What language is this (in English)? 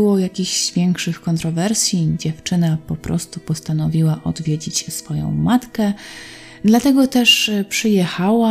Polish